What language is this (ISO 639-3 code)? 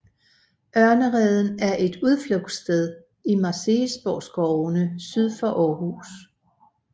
dan